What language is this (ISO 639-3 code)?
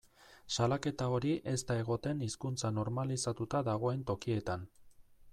eus